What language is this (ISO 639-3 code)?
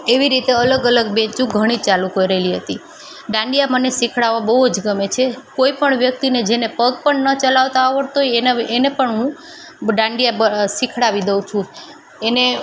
guj